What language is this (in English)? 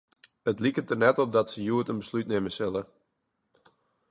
Western Frisian